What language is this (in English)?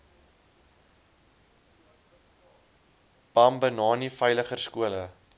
Afrikaans